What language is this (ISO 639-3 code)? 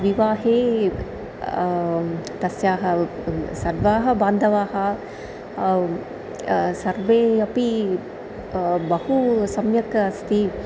san